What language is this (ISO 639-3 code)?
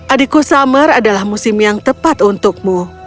ind